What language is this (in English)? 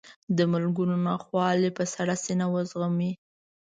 Pashto